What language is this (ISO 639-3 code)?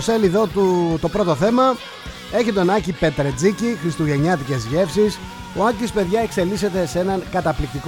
ell